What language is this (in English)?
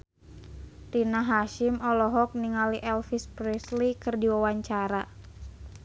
Sundanese